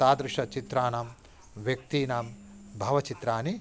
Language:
Sanskrit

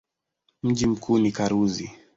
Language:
Swahili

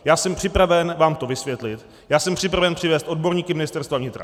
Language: Czech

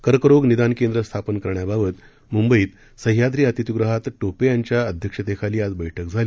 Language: Marathi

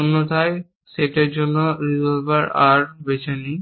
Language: Bangla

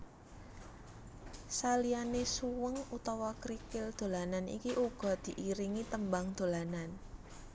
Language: Javanese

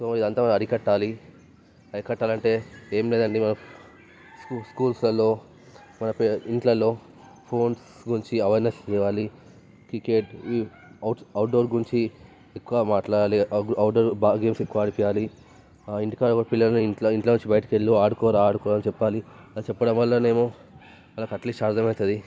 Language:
Telugu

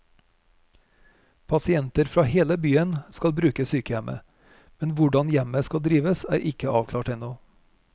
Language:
Norwegian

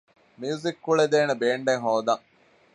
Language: Divehi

